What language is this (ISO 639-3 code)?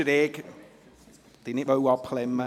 gsw